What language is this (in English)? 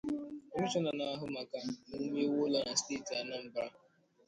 Igbo